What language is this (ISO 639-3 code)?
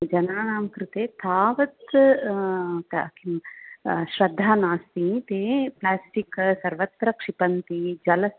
san